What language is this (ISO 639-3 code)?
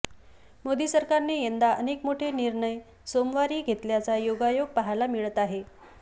mar